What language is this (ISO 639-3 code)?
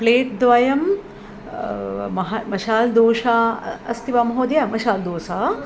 san